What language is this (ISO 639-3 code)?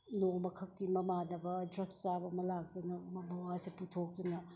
mni